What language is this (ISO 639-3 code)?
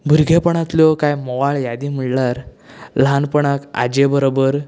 kok